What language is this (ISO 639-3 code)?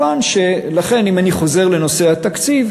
heb